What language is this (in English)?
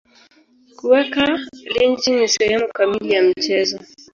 Swahili